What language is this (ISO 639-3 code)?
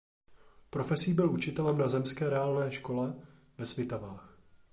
ces